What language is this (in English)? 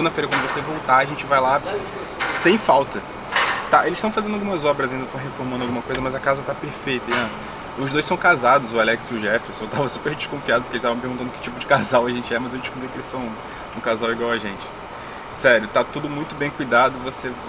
Portuguese